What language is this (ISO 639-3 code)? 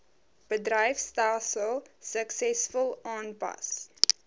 afr